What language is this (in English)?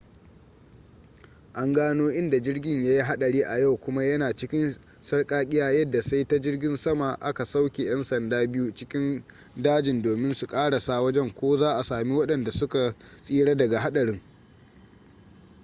Hausa